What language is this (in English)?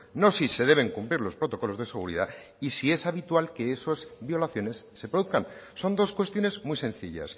Spanish